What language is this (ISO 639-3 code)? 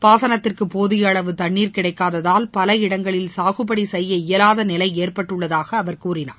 tam